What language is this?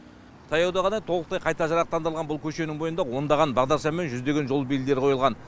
Kazakh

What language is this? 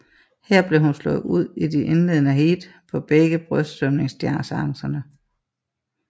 Danish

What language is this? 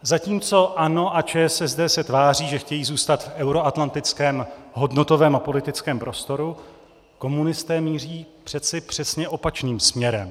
Czech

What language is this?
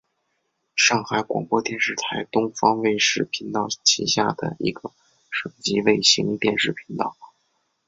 Chinese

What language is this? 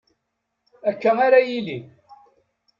Kabyle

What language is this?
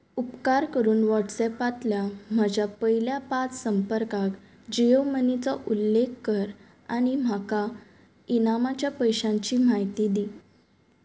Konkani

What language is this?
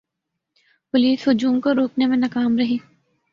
Urdu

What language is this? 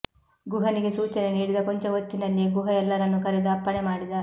Kannada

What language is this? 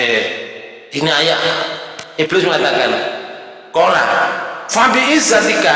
Indonesian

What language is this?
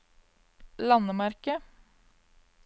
Norwegian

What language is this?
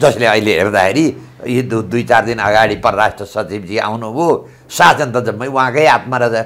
Indonesian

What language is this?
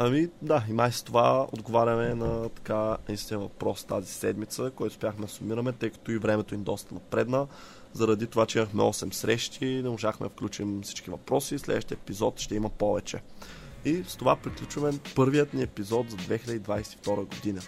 Bulgarian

